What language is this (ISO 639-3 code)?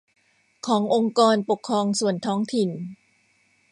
tha